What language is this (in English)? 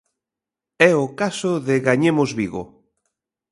Galician